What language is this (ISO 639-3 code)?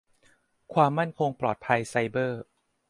tha